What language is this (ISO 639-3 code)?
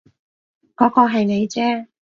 yue